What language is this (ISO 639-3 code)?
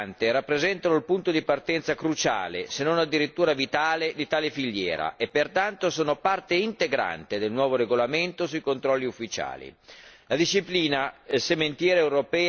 ita